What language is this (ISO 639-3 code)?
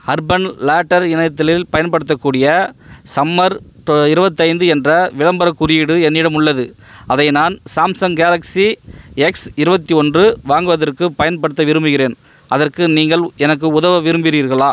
tam